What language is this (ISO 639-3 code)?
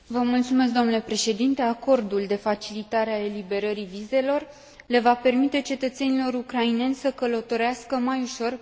ron